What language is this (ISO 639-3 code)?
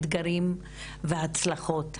heb